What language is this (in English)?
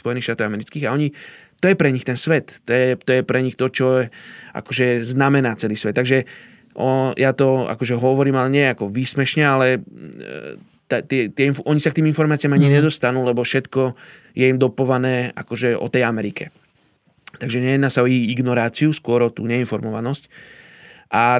Slovak